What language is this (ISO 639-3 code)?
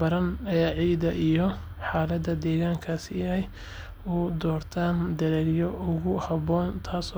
som